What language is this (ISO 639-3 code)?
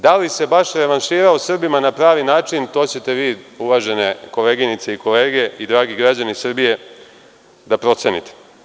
srp